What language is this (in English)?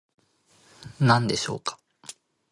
Japanese